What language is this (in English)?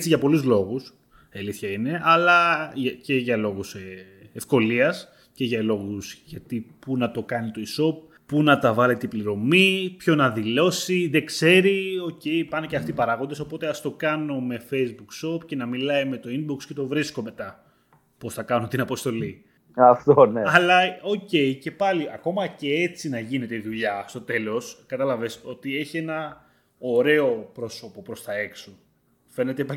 Greek